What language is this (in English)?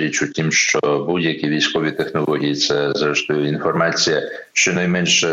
Ukrainian